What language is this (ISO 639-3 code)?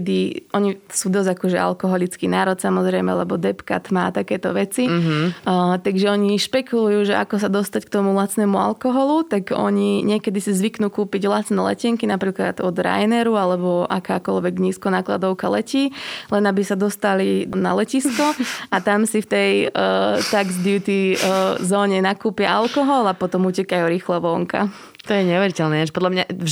slk